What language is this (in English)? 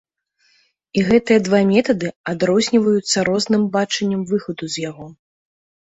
Belarusian